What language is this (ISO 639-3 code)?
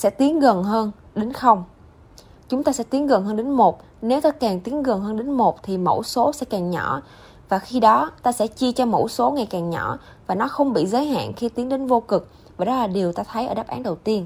vie